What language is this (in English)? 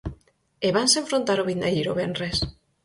Galician